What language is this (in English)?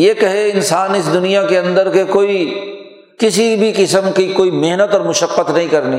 Urdu